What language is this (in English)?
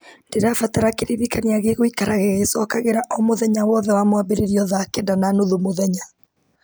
Kikuyu